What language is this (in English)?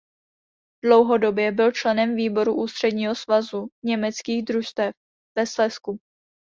Czech